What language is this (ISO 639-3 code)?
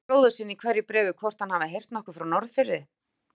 isl